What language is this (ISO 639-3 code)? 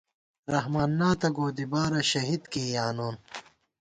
gwt